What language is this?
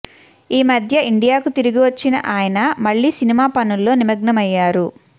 Telugu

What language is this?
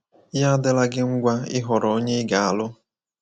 Igbo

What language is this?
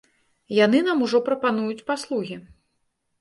Belarusian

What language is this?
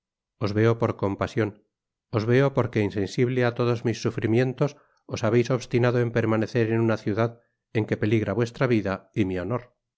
Spanish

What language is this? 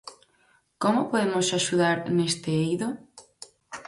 Galician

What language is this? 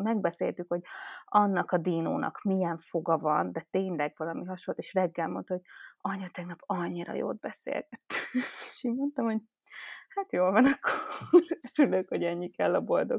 Hungarian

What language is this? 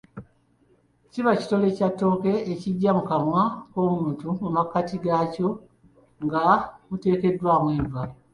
Ganda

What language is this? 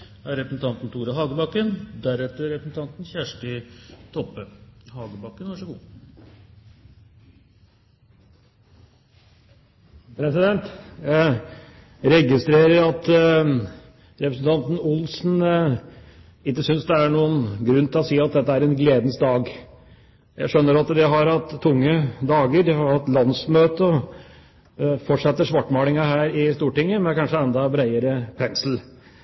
Norwegian Bokmål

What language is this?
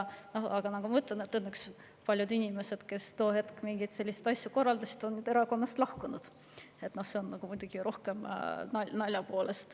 Estonian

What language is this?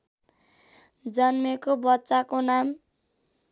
Nepali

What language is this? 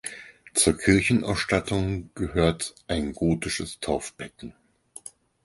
German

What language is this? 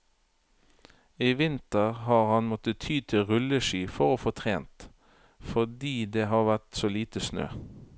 Norwegian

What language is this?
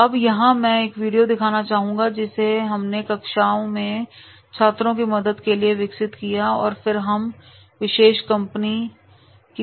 Hindi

